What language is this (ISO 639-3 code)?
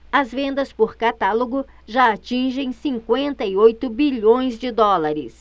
por